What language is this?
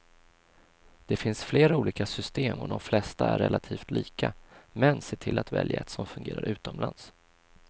Swedish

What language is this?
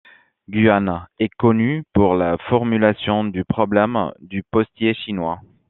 French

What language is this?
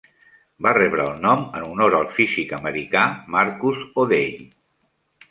Catalan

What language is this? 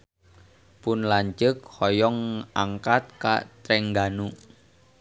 Sundanese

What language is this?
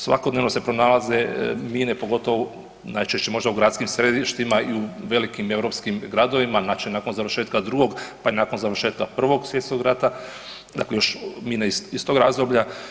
Croatian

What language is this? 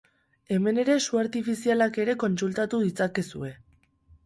Basque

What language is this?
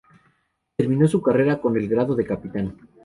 Spanish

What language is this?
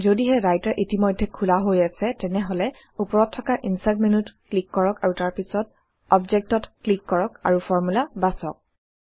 Assamese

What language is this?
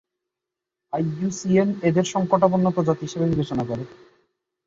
Bangla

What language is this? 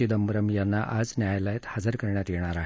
Marathi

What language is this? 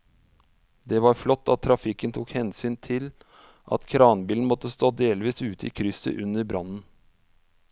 Norwegian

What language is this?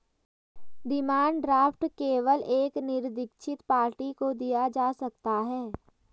Hindi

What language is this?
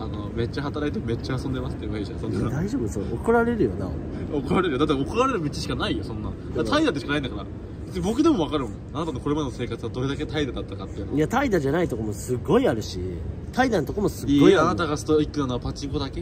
Japanese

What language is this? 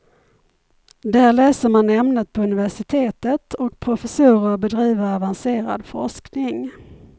Swedish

